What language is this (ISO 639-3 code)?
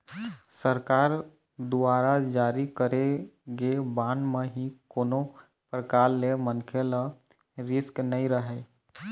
hne